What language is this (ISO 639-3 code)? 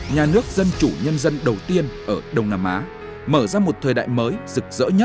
vie